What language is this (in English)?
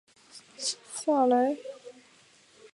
Chinese